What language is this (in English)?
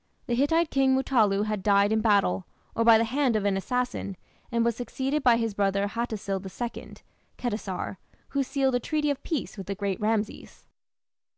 English